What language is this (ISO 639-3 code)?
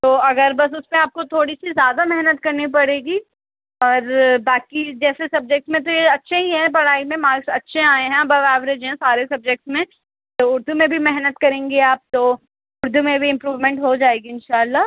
urd